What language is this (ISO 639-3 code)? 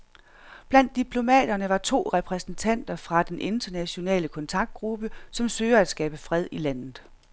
dan